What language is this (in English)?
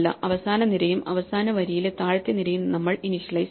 Malayalam